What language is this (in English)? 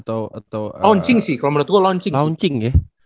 Indonesian